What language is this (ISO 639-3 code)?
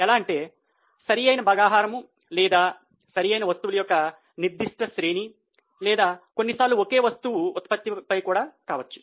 tel